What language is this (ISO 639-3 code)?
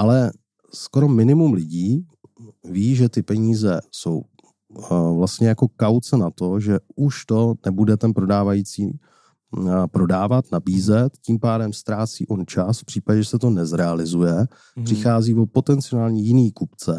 ces